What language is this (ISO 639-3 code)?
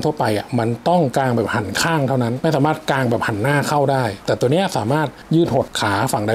tha